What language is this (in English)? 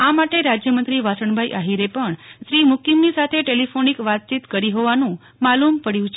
Gujarati